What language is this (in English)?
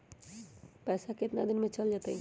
Magahi